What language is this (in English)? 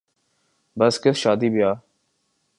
Urdu